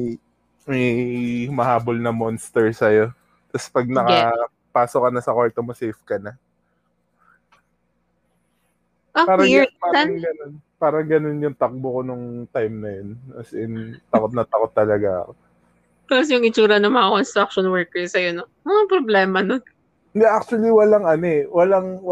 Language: Filipino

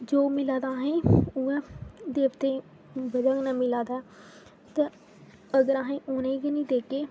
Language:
Dogri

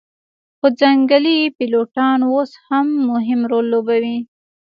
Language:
Pashto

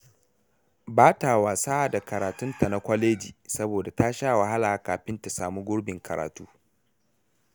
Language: Hausa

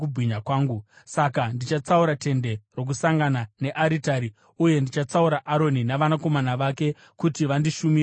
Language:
Shona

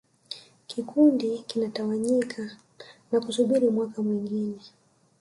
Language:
Swahili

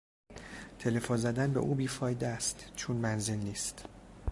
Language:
Persian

